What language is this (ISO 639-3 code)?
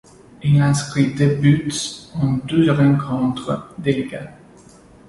fra